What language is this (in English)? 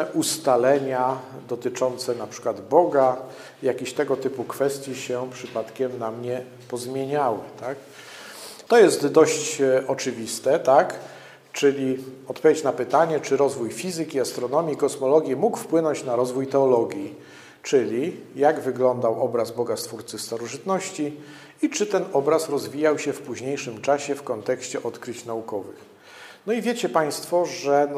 Polish